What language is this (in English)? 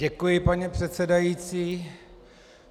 Czech